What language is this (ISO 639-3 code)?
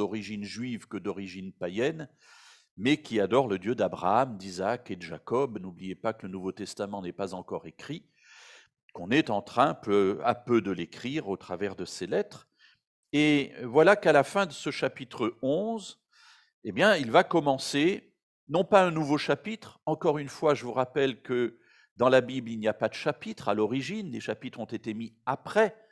fra